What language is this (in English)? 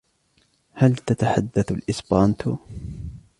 Arabic